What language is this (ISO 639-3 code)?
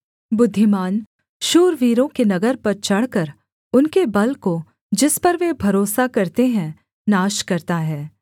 hin